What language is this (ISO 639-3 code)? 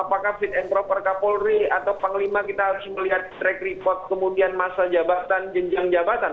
ind